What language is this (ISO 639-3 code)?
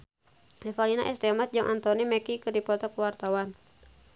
sun